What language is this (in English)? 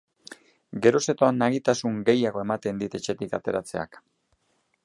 Basque